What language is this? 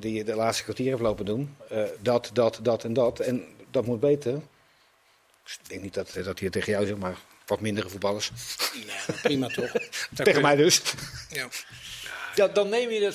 Dutch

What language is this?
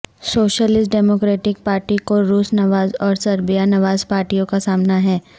Urdu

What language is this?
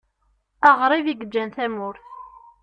Kabyle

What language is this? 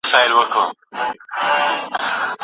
Pashto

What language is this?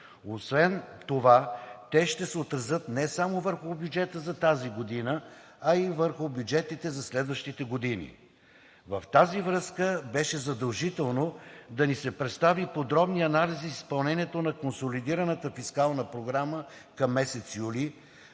Bulgarian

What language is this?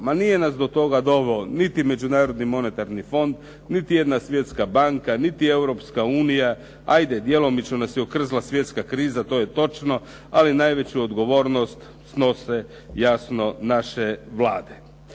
Croatian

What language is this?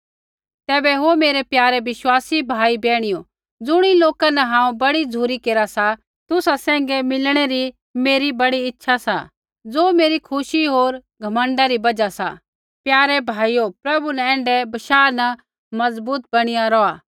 Kullu Pahari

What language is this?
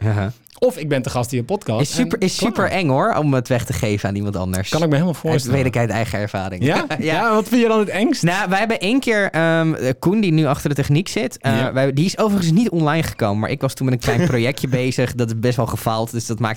Dutch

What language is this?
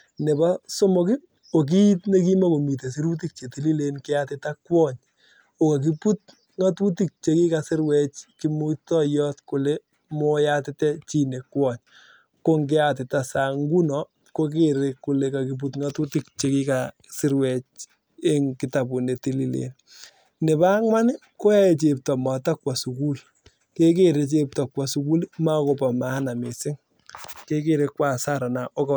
Kalenjin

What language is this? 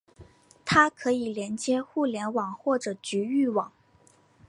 Chinese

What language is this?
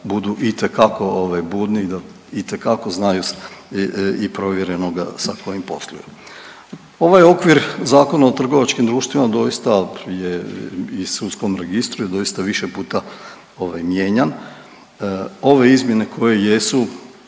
Croatian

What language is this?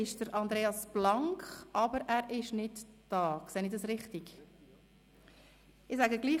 Swiss German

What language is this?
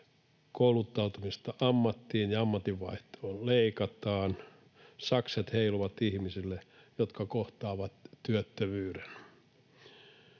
Finnish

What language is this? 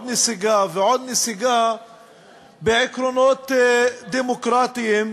Hebrew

